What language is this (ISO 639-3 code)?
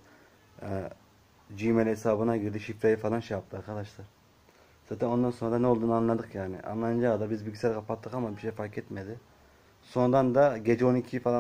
tur